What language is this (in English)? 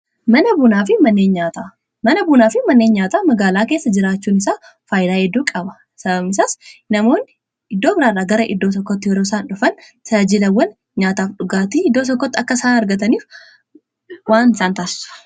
Oromo